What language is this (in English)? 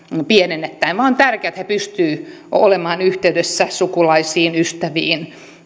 Finnish